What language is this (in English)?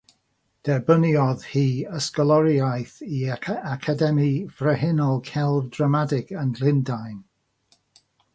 Welsh